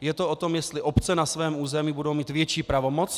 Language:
Czech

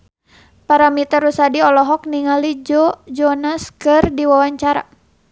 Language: Sundanese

